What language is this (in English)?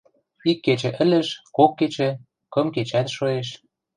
Western Mari